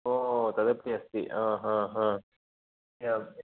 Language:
Sanskrit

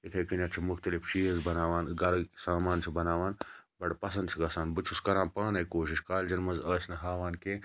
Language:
Kashmiri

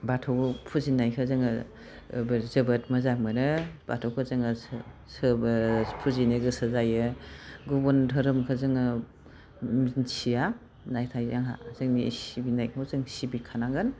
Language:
Bodo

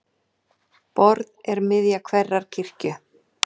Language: Icelandic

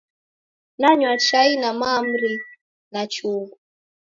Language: Taita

